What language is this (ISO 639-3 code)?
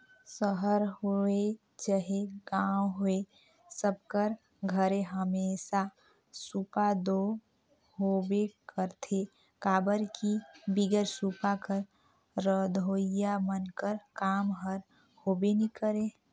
hne